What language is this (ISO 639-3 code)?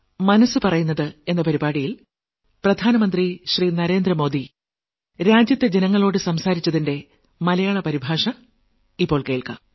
mal